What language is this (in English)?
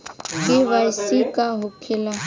Bhojpuri